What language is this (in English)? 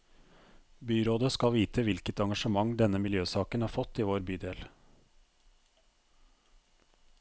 Norwegian